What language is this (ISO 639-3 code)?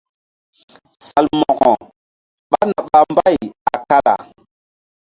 mdd